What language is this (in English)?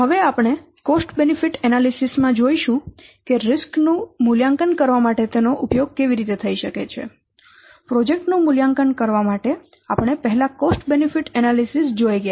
Gujarati